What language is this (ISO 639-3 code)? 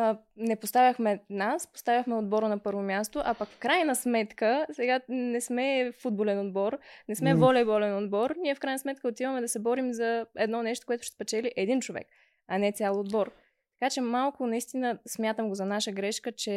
bul